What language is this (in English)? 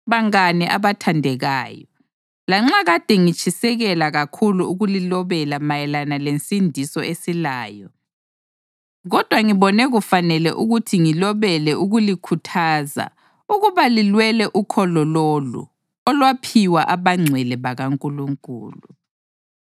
North Ndebele